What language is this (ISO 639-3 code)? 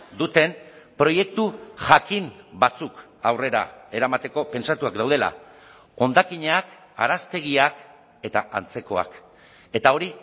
eus